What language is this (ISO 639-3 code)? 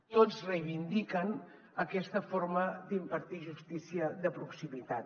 cat